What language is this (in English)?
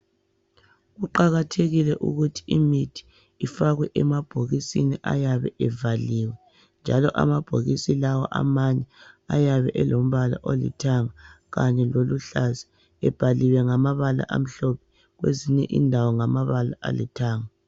North Ndebele